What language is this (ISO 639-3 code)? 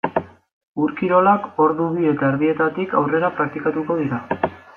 eus